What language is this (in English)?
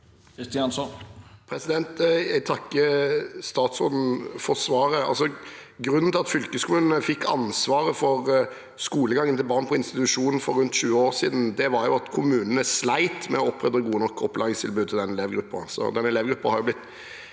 Norwegian